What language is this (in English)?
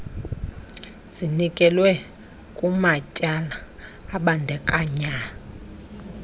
Xhosa